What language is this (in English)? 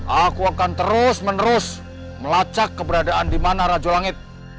Indonesian